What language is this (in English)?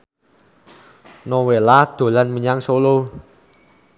Javanese